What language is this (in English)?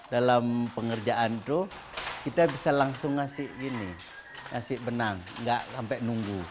Indonesian